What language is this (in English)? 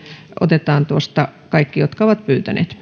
Finnish